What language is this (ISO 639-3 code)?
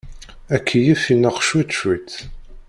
kab